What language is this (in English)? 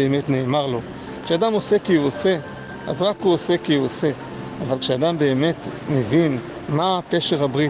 Hebrew